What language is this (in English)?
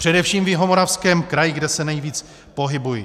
Czech